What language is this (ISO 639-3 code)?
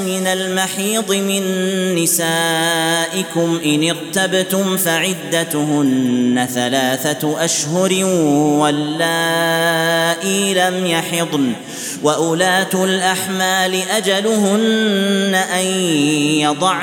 ara